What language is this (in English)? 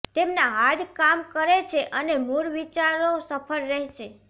Gujarati